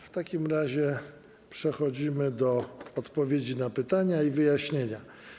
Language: Polish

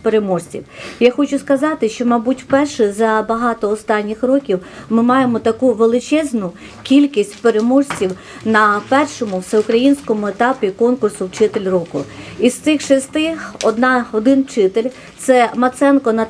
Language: Ukrainian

